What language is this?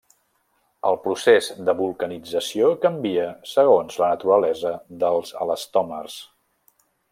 Catalan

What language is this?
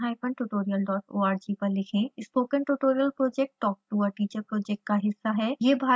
Hindi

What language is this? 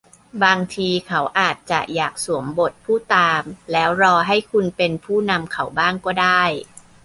Thai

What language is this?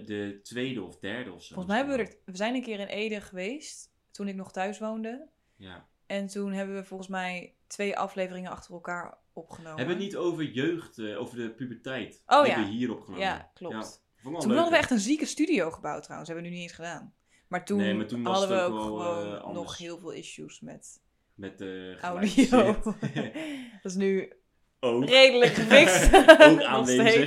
Dutch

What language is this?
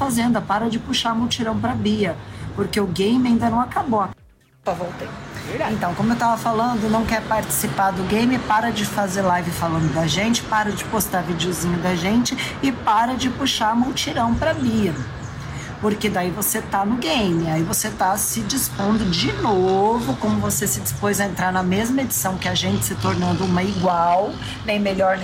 Portuguese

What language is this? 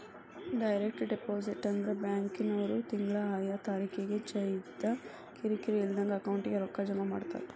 Kannada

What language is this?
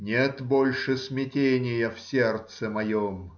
Russian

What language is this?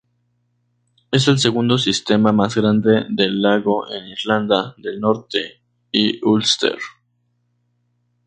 Spanish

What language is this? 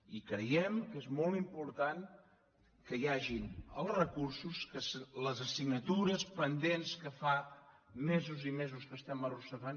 Catalan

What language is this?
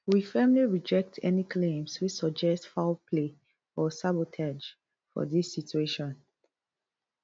Nigerian Pidgin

